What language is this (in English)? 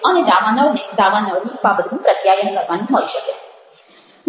Gujarati